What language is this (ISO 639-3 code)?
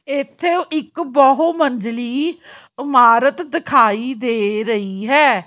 pan